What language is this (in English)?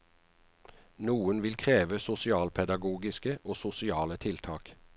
Norwegian